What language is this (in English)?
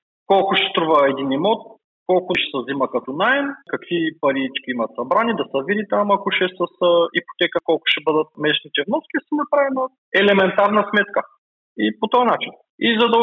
Bulgarian